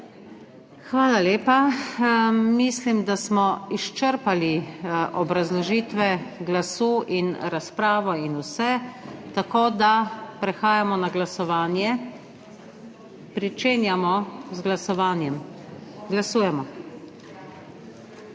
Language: Slovenian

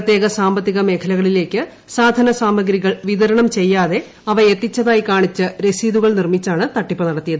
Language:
Malayalam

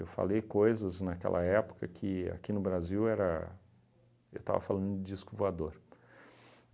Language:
Portuguese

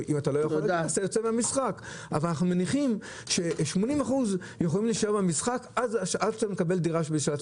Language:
Hebrew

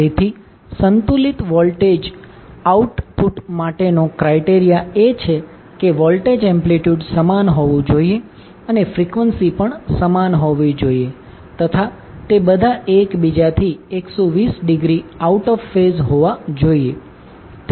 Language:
Gujarati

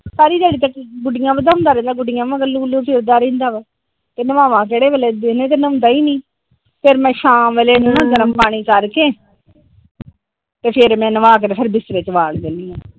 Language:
Punjabi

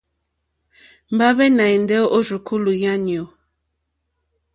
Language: Mokpwe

